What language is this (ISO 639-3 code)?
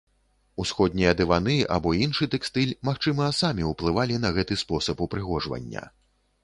bel